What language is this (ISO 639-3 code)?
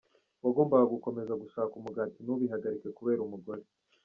kin